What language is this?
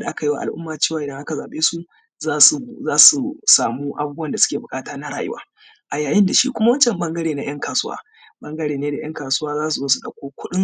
Hausa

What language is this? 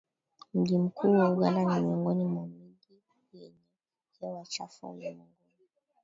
Swahili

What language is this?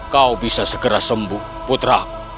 Indonesian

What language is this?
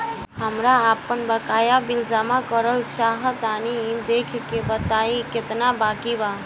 Bhojpuri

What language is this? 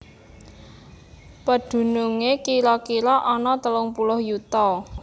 Javanese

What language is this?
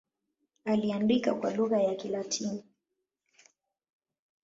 Swahili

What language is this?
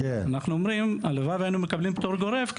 Hebrew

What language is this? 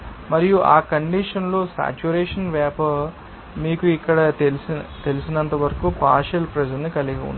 Telugu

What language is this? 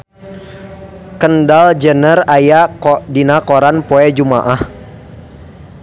Sundanese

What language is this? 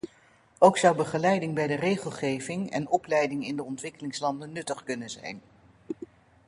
Dutch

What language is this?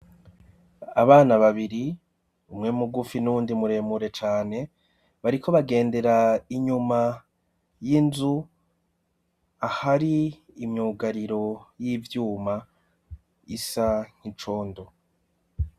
Rundi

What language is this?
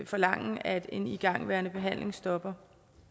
Danish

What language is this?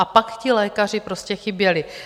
Czech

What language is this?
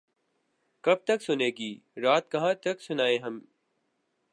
Urdu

